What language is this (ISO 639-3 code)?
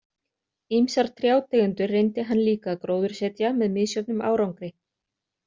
isl